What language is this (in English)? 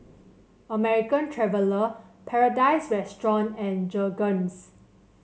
English